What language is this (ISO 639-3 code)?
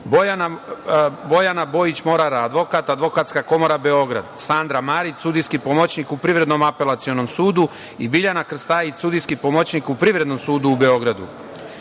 srp